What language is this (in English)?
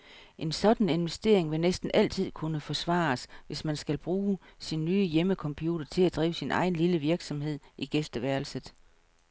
Danish